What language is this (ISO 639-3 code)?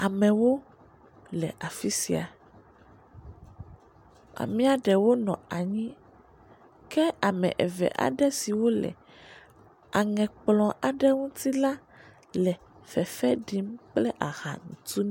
ewe